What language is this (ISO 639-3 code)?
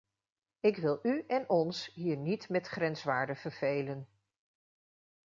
nld